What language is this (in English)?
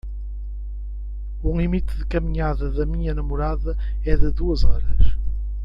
Portuguese